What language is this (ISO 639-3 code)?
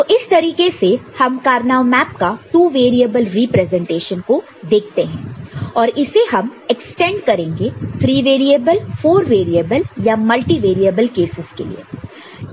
hin